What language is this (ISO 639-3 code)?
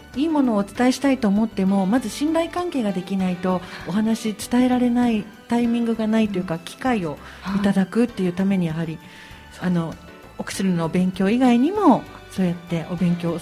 jpn